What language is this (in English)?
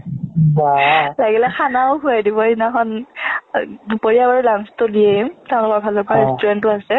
Assamese